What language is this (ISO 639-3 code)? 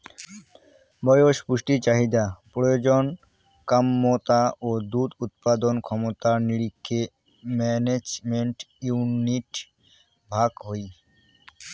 ben